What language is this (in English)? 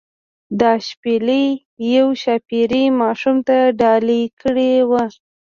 Pashto